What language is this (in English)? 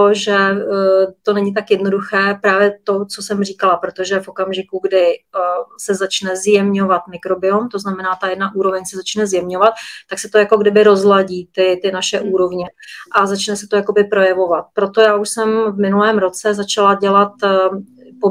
Czech